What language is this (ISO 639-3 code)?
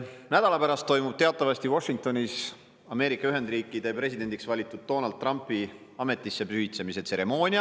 est